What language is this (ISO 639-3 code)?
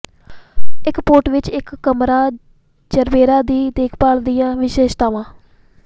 pan